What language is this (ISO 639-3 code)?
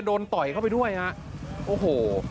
tha